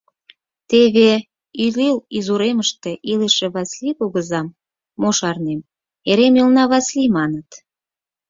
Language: Mari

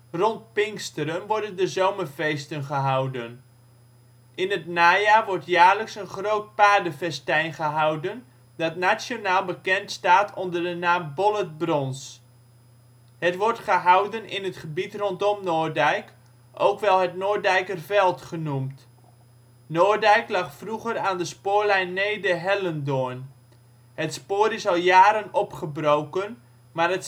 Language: Dutch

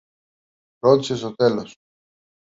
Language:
Greek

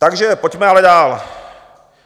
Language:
Czech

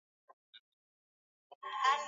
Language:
Swahili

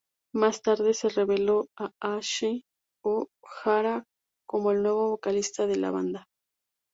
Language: Spanish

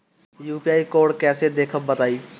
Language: Bhojpuri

